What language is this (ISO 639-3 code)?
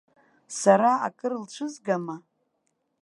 abk